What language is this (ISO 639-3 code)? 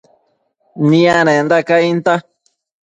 mcf